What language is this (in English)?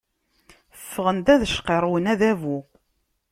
Kabyle